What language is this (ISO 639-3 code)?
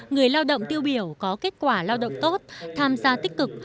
vie